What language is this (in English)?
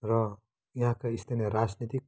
Nepali